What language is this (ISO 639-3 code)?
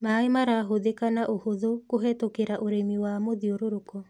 kik